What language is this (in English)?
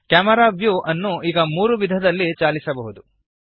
Kannada